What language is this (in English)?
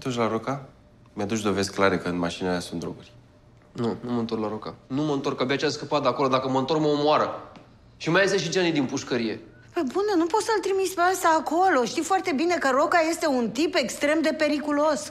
Romanian